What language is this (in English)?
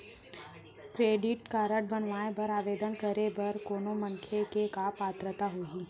Chhattisgarhi